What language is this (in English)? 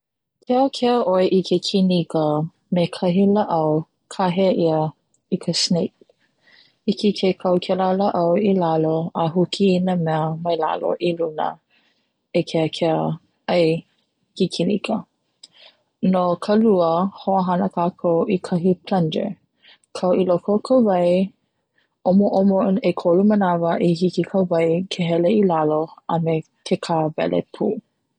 Hawaiian